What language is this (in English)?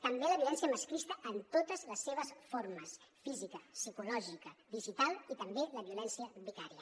Catalan